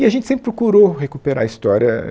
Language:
Portuguese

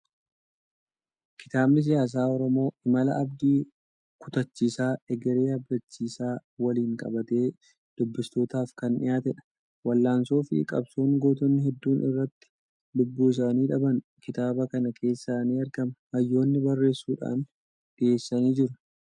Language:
Oromo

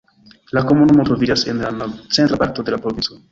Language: Esperanto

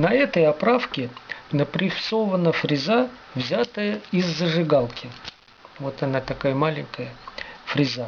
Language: Russian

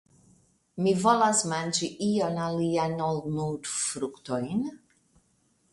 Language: Esperanto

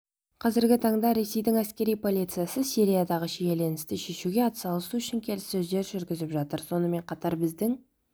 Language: Kazakh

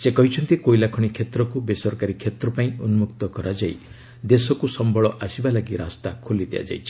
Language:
Odia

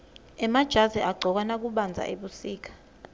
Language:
Swati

